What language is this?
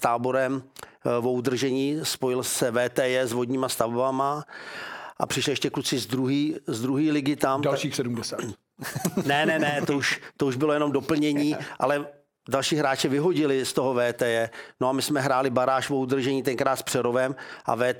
Czech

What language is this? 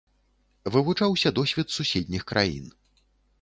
Belarusian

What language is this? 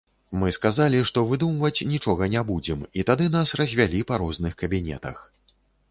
Belarusian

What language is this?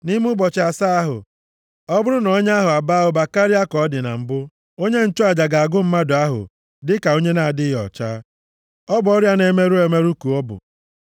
Igbo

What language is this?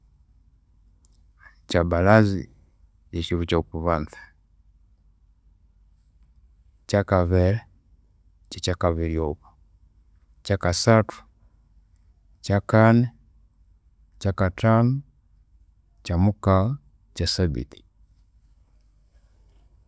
Konzo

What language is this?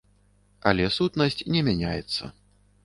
Belarusian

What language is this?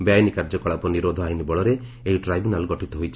Odia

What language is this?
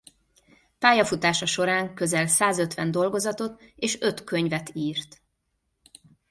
Hungarian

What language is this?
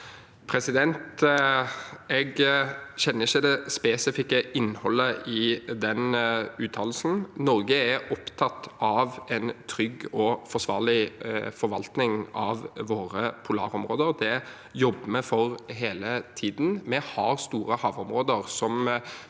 Norwegian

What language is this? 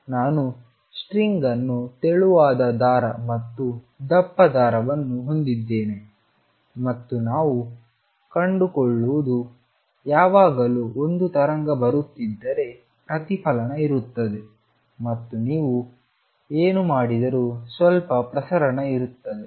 Kannada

